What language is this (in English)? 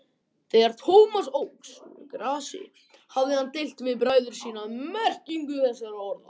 Icelandic